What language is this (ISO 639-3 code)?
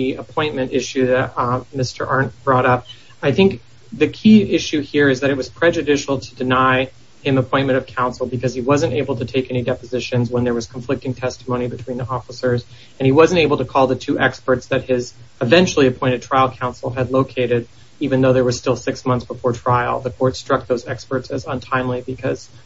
eng